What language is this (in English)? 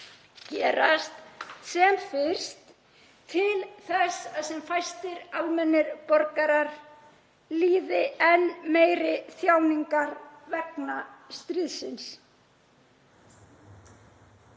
Icelandic